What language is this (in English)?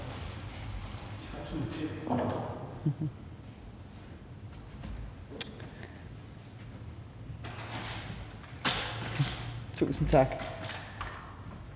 Danish